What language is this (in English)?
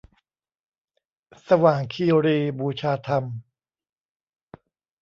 Thai